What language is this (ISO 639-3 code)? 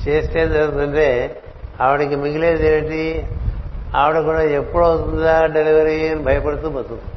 tel